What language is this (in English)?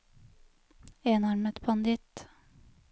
Norwegian